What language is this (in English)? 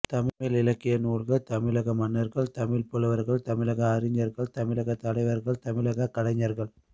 Tamil